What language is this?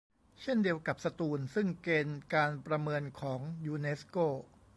Thai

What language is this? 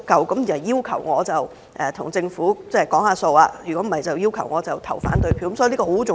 Cantonese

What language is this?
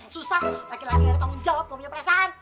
Indonesian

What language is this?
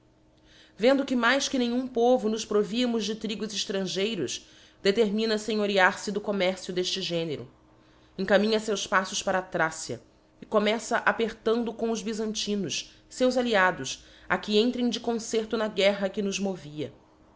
Portuguese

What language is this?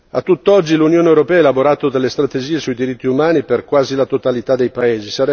Italian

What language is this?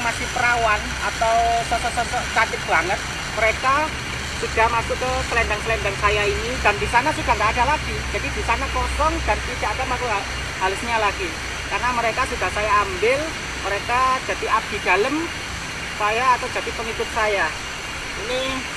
Indonesian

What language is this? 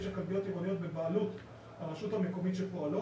Hebrew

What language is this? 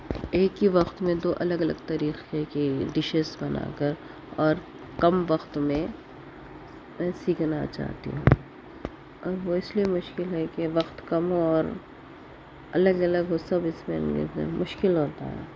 Urdu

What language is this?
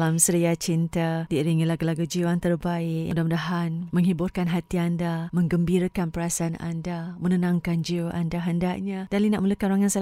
Malay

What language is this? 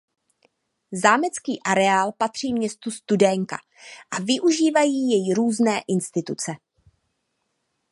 Czech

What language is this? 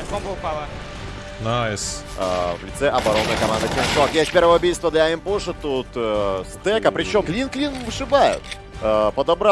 Russian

